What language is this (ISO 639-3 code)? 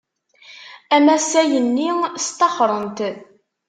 kab